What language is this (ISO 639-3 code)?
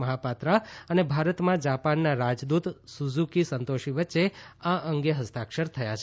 guj